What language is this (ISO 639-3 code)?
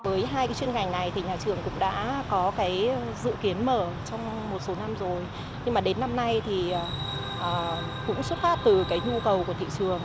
vie